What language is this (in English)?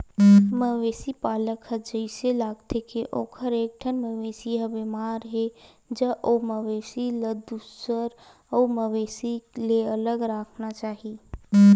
Chhattisgarhi